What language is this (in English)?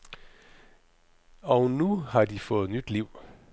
Danish